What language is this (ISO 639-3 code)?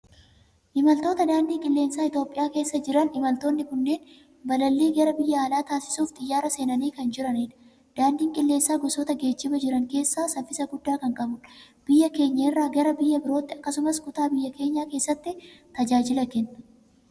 orm